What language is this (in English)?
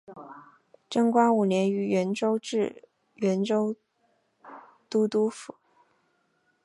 Chinese